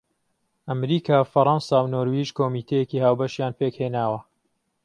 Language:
Central Kurdish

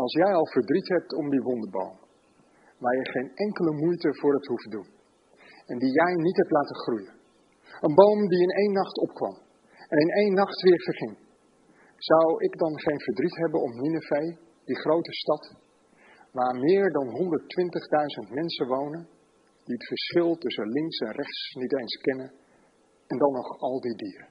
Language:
Dutch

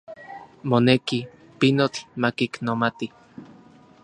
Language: Central Puebla Nahuatl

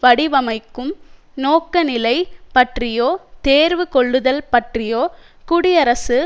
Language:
Tamil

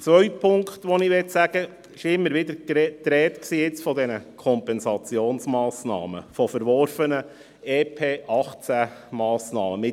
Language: Swiss German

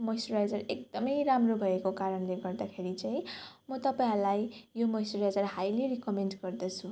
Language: Nepali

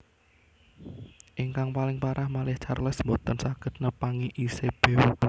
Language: Javanese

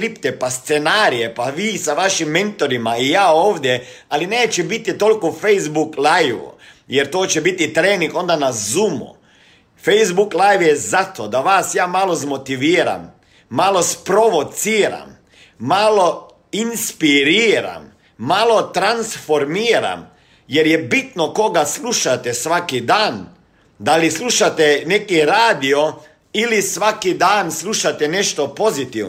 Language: Croatian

